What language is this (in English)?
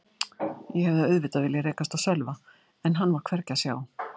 Icelandic